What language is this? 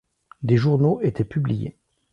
French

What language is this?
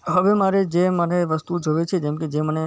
Gujarati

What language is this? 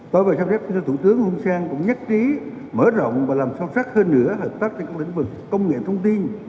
Vietnamese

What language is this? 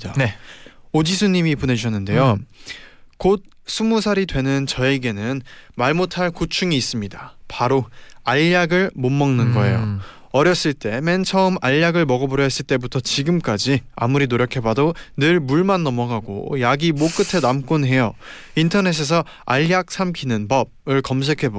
Korean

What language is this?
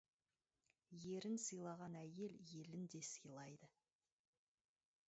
Kazakh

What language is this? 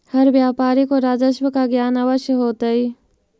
Magahi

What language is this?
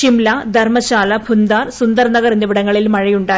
Malayalam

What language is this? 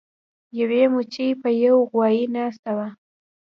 Pashto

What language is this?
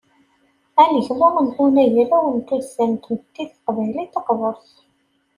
Kabyle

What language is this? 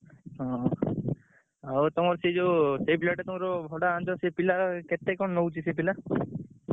Odia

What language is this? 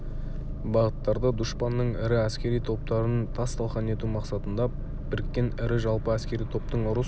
Kazakh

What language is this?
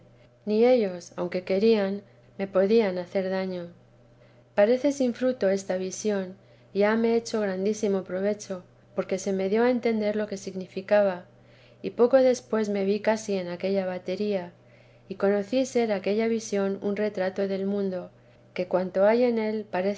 Spanish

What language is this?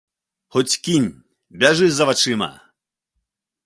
Belarusian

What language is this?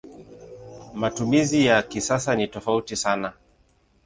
Swahili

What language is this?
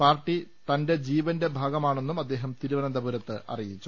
Malayalam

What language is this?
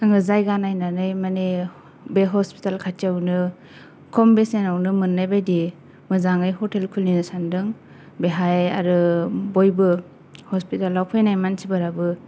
Bodo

